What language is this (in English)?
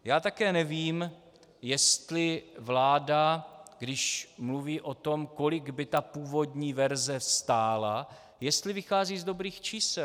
Czech